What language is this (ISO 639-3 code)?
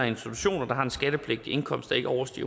dan